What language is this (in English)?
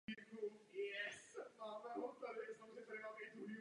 Czech